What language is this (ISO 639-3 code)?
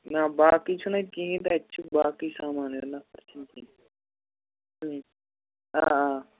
kas